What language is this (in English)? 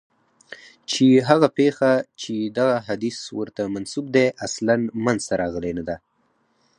Pashto